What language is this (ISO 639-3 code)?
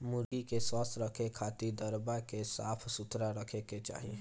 bho